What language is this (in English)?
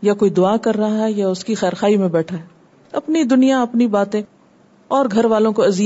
Urdu